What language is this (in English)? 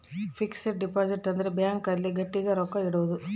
Kannada